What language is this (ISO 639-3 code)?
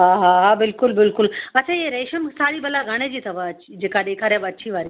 snd